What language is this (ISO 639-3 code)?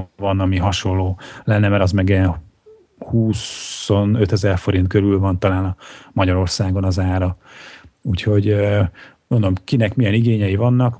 hun